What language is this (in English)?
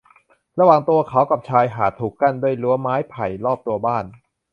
Thai